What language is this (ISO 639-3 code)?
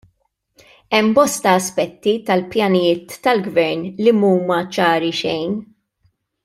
mlt